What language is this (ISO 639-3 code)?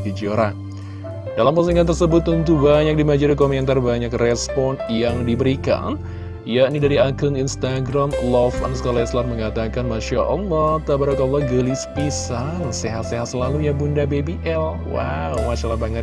ind